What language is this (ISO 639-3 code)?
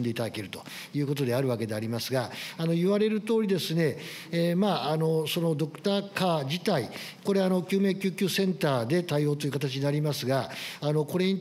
jpn